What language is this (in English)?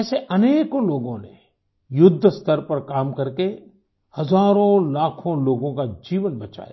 Hindi